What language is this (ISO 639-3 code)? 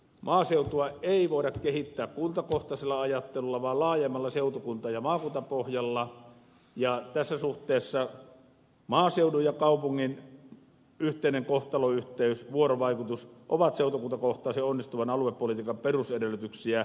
fin